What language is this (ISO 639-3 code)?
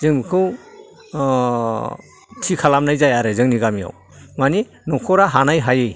brx